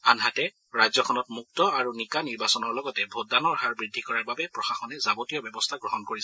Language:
Assamese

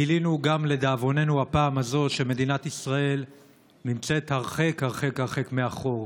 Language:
Hebrew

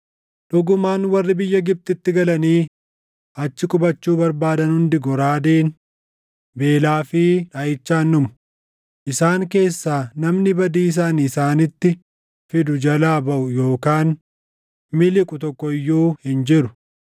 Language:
Oromo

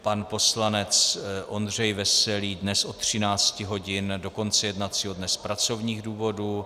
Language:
Czech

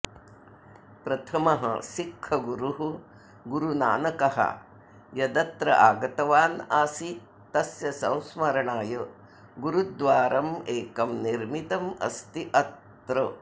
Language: Sanskrit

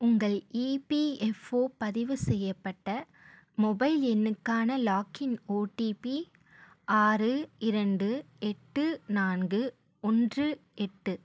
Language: Tamil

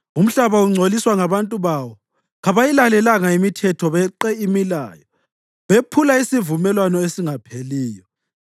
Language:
North Ndebele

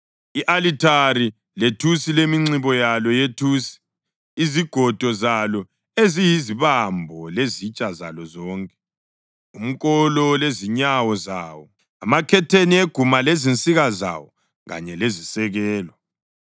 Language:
North Ndebele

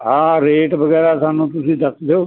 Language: Punjabi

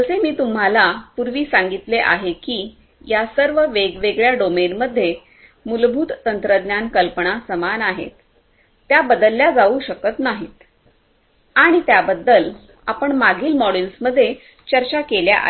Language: Marathi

